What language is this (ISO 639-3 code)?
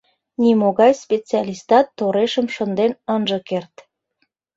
chm